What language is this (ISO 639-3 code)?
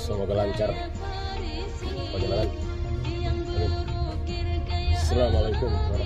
ara